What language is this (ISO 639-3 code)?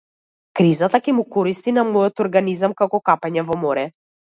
mkd